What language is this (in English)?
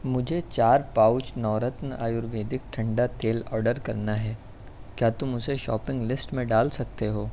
Urdu